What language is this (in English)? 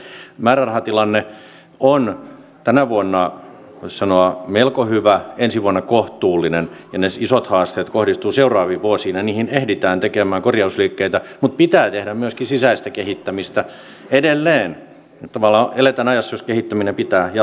Finnish